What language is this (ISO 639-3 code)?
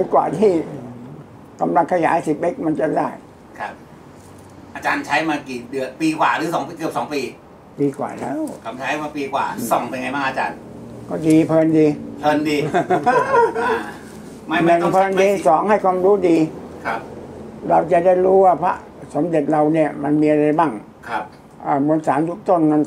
tha